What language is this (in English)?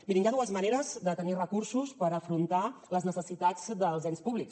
Catalan